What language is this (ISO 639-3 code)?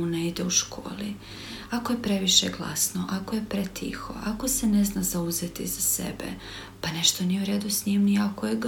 hrv